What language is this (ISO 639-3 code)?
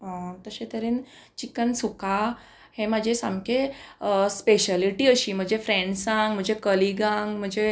kok